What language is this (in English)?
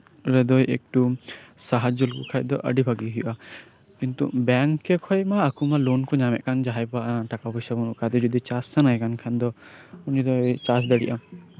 Santali